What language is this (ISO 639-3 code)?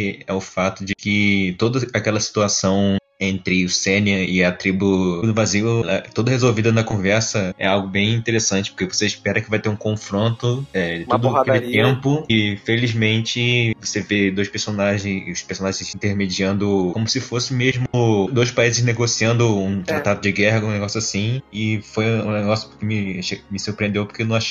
por